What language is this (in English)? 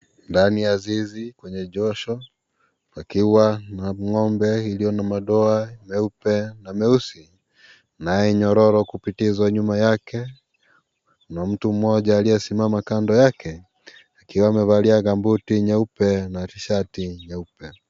Swahili